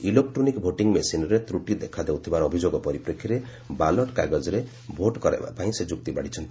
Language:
Odia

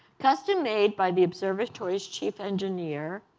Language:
English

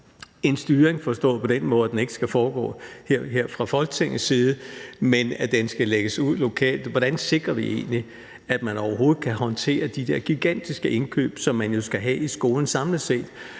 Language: Danish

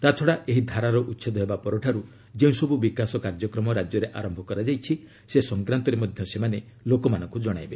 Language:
Odia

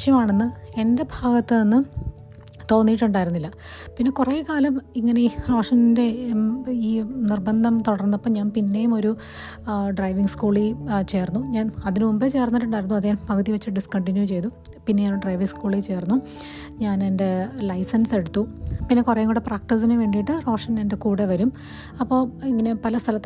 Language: Malayalam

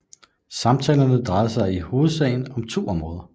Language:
Danish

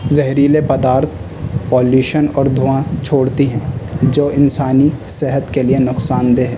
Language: Urdu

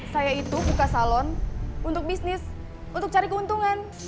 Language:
Indonesian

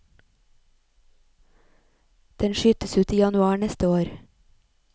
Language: Norwegian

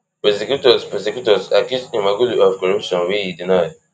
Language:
Nigerian Pidgin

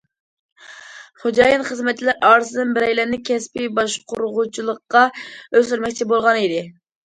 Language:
Uyghur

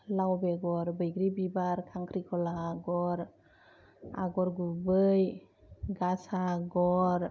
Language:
Bodo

